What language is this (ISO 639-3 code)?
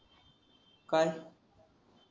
mar